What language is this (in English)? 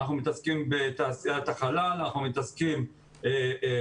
Hebrew